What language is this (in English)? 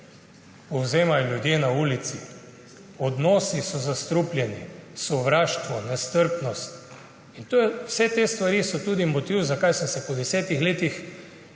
Slovenian